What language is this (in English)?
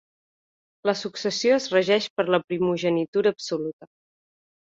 Catalan